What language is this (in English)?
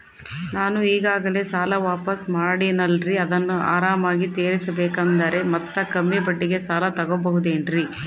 Kannada